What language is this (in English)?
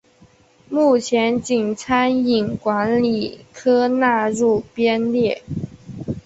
Chinese